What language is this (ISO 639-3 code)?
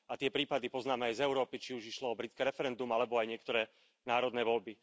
slk